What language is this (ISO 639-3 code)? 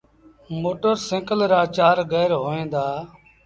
sbn